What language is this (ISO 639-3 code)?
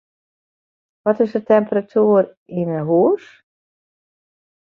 fry